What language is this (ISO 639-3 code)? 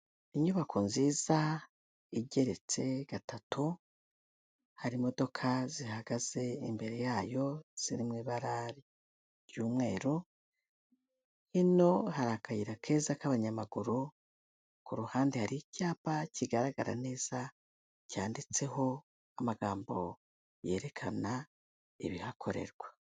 kin